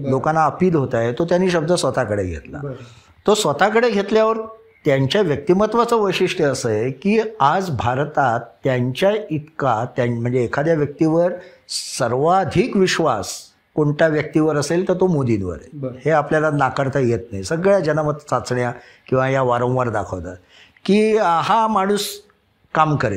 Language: Marathi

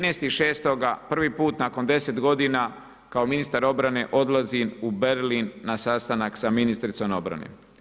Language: Croatian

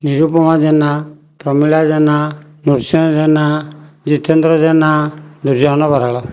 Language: Odia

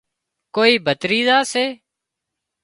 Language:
Wadiyara Koli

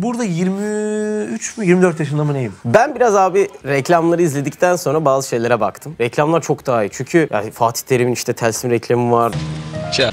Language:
Turkish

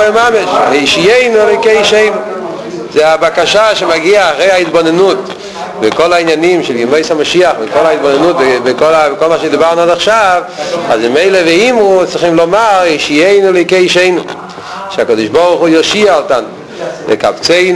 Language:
Hebrew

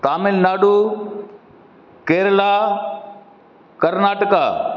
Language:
Sindhi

